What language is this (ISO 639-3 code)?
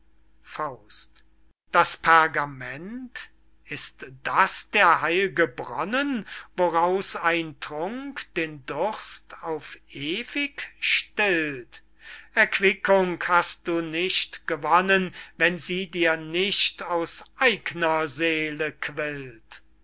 deu